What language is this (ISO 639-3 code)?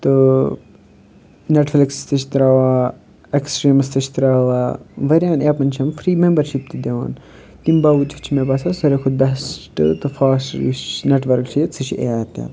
kas